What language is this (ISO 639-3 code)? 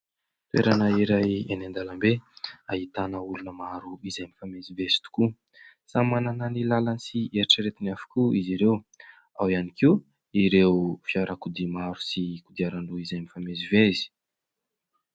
mlg